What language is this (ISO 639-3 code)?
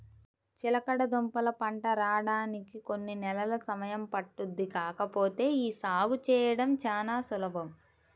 tel